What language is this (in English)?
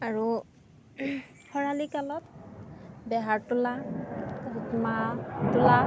Assamese